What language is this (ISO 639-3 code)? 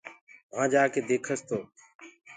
ggg